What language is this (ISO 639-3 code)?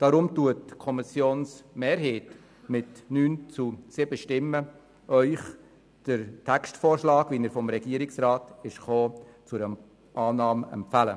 gsw